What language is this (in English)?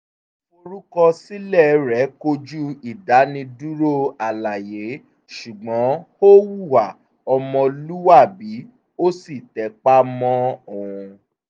Yoruba